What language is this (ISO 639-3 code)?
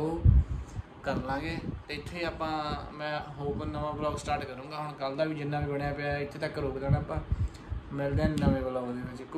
hin